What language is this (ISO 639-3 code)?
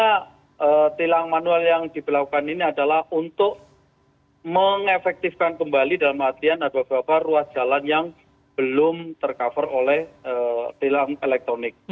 ind